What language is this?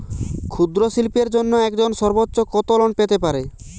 Bangla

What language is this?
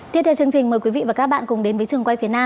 Vietnamese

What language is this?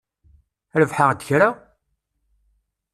Kabyle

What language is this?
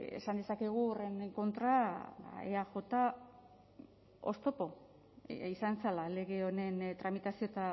Basque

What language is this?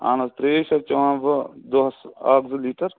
Kashmiri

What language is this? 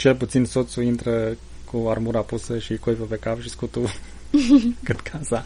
Romanian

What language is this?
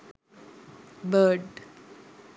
Sinhala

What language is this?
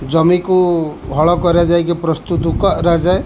Odia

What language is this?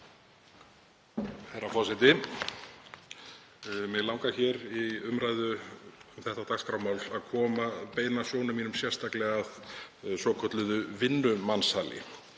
Icelandic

